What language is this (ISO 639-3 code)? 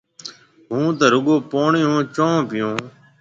mve